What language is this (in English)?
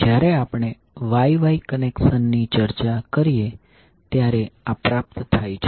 Gujarati